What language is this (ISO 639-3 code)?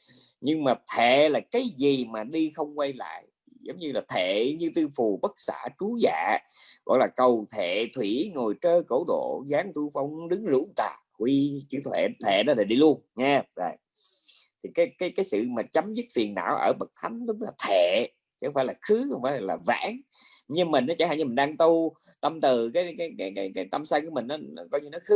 vie